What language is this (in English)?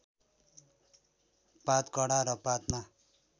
Nepali